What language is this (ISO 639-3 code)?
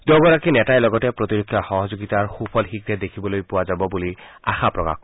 asm